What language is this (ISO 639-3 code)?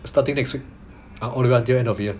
eng